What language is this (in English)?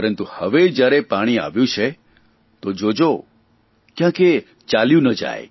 Gujarati